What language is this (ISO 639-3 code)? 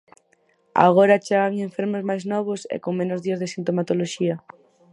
glg